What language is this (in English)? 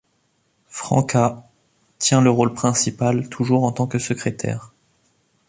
French